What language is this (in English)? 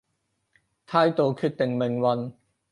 Cantonese